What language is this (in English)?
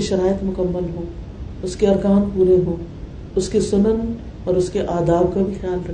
Urdu